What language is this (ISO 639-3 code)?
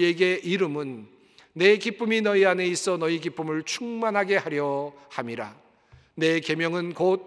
kor